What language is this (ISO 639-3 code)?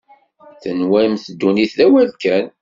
kab